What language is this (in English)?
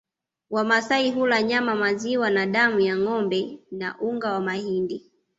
Swahili